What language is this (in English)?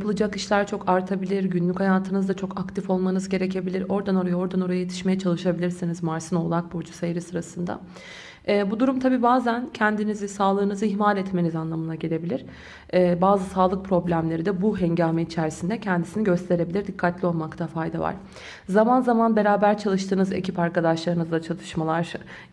Turkish